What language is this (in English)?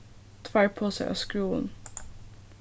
Faroese